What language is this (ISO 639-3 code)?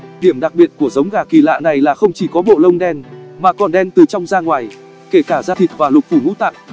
vie